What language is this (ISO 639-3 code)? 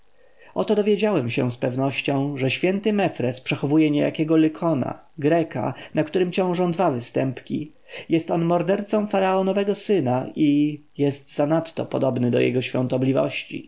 pol